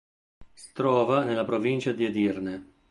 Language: Italian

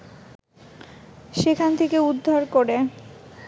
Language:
Bangla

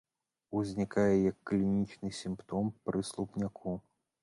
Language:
Belarusian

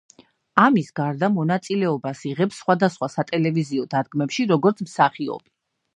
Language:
Georgian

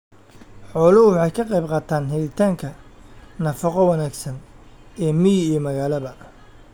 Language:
Somali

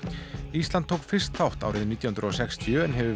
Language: Icelandic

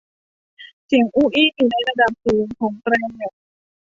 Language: Thai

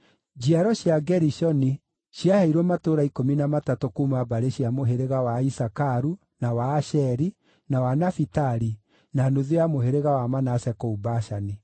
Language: Kikuyu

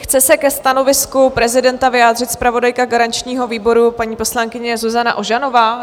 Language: Czech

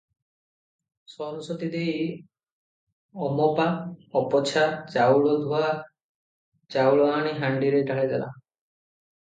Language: Odia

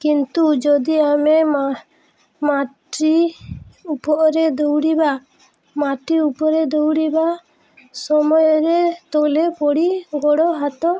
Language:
Odia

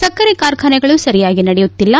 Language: Kannada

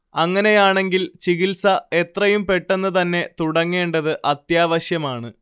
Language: Malayalam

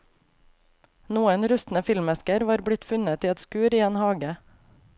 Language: Norwegian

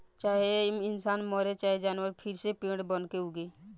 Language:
Bhojpuri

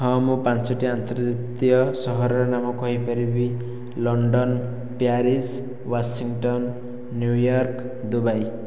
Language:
Odia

